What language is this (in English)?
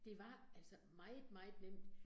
Danish